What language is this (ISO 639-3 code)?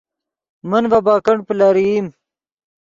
ydg